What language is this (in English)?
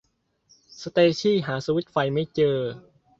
Thai